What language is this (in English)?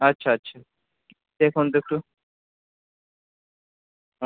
Bangla